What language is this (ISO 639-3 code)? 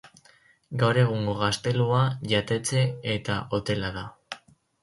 eus